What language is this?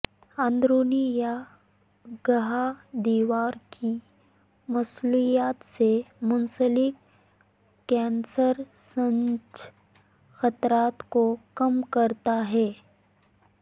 Urdu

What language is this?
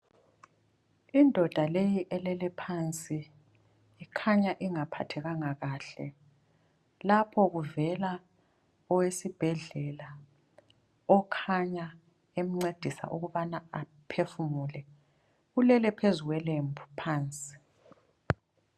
North Ndebele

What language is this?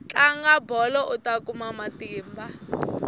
Tsonga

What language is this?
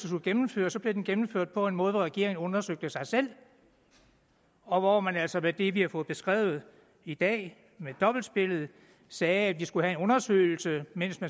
Danish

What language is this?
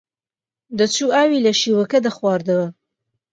Central Kurdish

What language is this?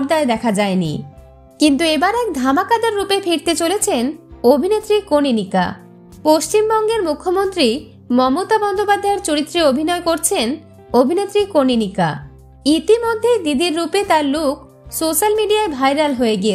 Arabic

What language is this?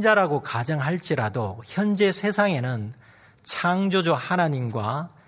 Korean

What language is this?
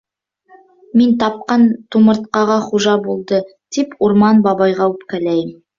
Bashkir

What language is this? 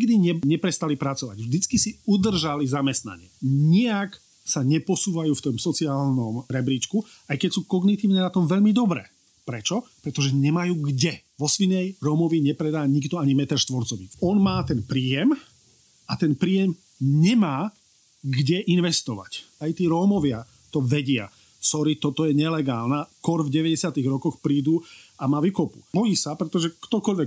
Slovak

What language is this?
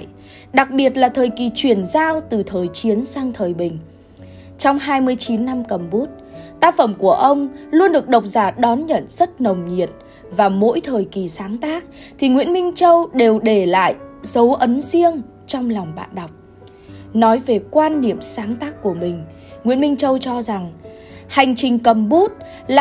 Vietnamese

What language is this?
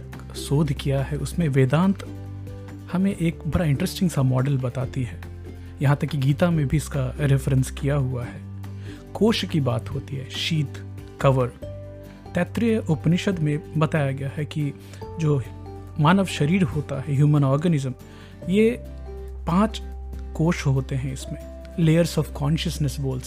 Hindi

